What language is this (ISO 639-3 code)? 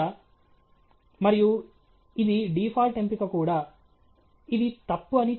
tel